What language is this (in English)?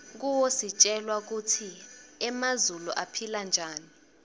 Swati